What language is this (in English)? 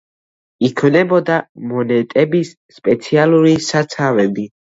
Georgian